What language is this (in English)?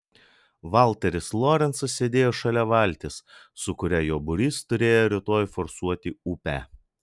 Lithuanian